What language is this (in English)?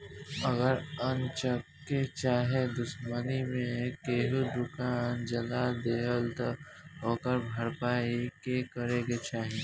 Bhojpuri